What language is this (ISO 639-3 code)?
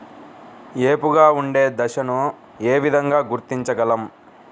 tel